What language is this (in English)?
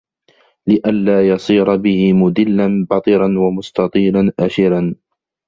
Arabic